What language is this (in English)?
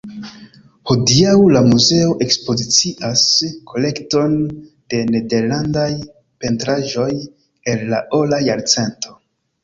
Esperanto